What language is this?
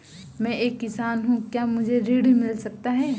Hindi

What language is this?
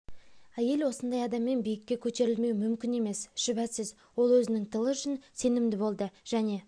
Kazakh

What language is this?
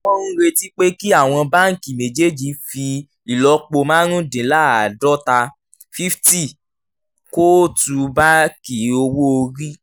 Yoruba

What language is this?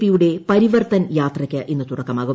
Malayalam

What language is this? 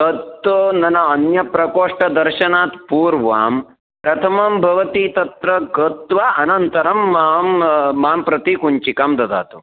Sanskrit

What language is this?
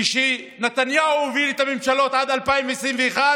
Hebrew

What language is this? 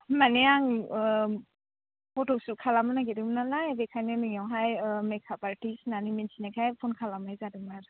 Bodo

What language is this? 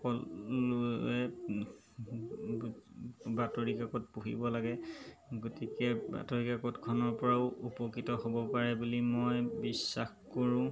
Assamese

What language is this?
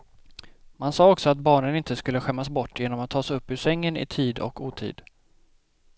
Swedish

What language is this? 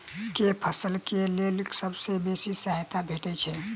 Maithili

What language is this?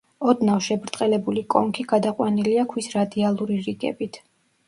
Georgian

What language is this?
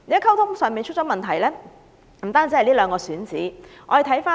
Cantonese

